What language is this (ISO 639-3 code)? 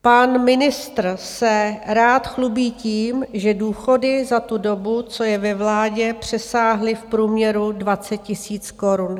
ces